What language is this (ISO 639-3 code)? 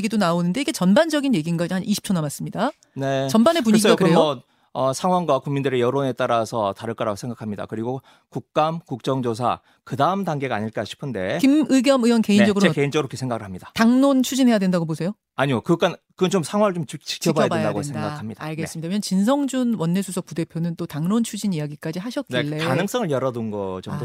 kor